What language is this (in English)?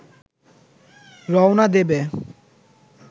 Bangla